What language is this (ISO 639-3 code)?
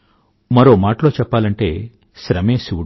tel